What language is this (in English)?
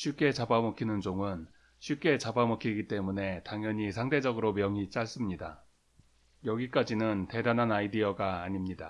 Korean